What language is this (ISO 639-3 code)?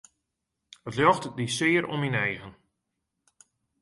fry